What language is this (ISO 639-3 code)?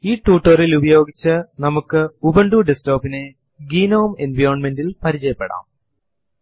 mal